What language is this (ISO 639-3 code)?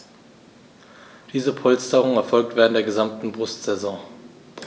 deu